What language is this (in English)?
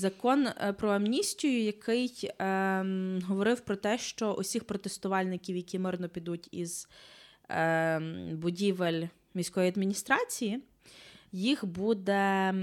Ukrainian